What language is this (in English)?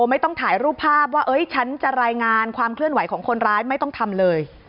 Thai